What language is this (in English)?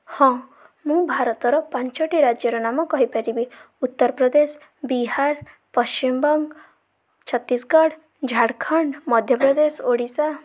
Odia